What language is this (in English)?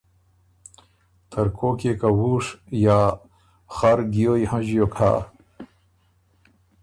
Ormuri